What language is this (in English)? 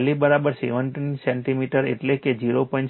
Gujarati